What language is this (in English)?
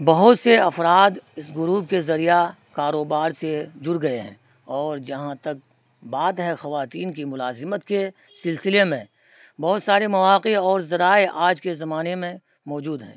Urdu